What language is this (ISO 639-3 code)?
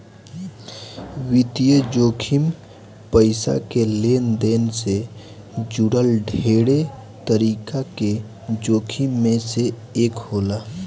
bho